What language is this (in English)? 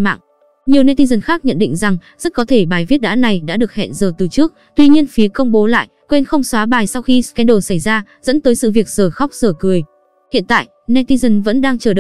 Vietnamese